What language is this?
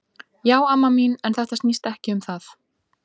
Icelandic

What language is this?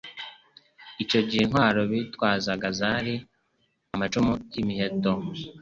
Kinyarwanda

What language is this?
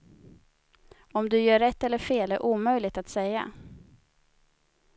Swedish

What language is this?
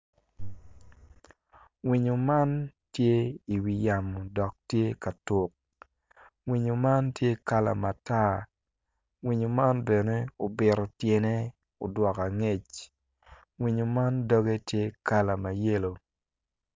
Acoli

